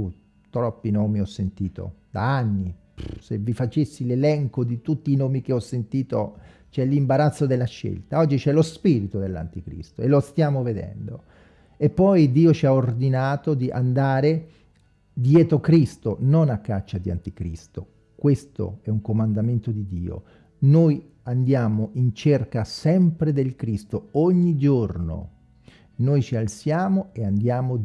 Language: Italian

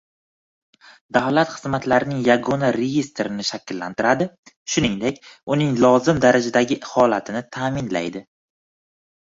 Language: Uzbek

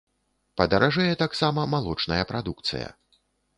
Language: Belarusian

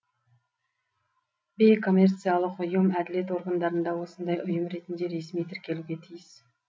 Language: Kazakh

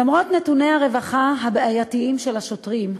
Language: Hebrew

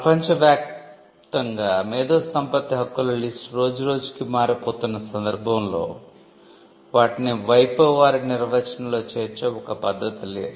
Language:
Telugu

